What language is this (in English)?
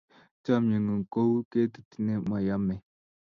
Kalenjin